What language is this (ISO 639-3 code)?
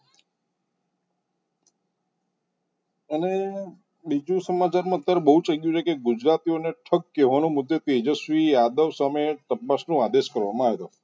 guj